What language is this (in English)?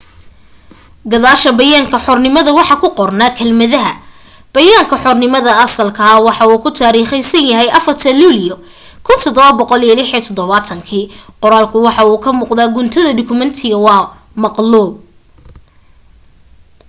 Somali